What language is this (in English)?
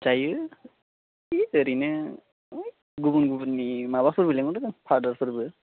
Bodo